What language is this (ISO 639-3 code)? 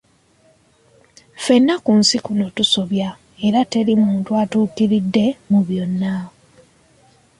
lug